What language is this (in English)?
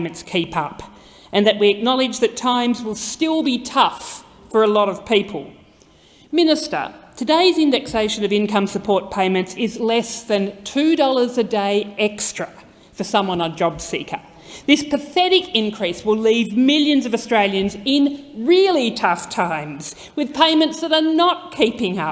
English